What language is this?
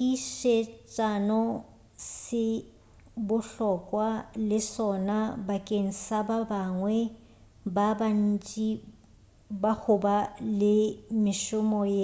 Northern Sotho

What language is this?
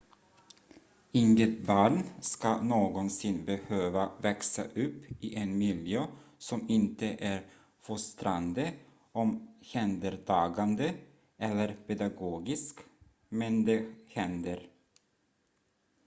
Swedish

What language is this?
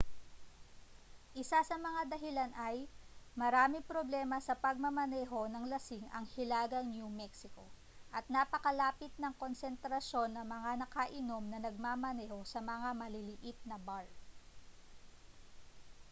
Filipino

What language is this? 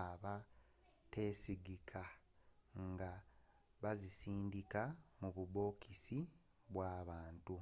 Ganda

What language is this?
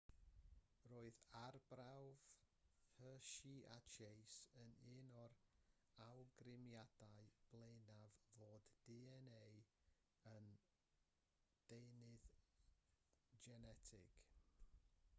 Welsh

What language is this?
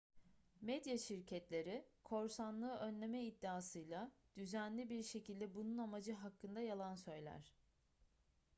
Turkish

